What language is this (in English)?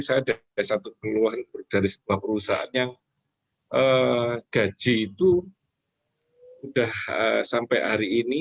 Indonesian